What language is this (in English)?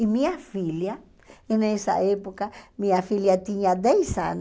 Portuguese